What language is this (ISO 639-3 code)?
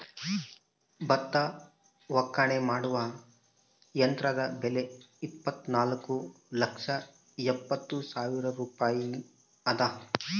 kan